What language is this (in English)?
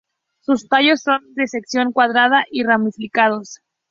Spanish